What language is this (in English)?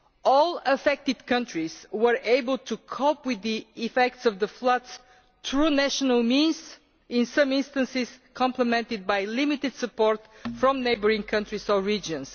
English